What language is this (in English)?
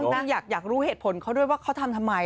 Thai